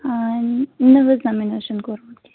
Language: Kashmiri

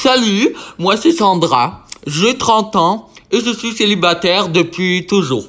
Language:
French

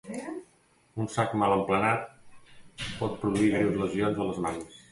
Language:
Catalan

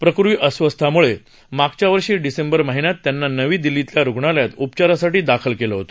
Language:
Marathi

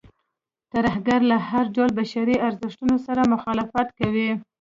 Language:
Pashto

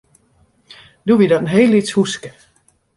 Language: Western Frisian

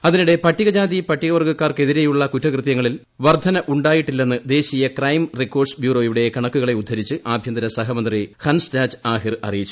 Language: Malayalam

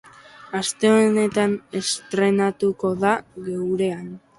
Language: Basque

